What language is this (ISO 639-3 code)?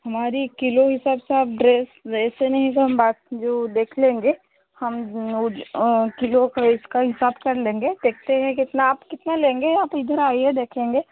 hin